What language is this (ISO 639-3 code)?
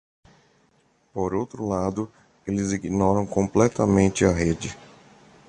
por